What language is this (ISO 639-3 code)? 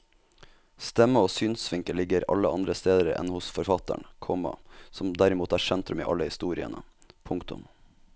nor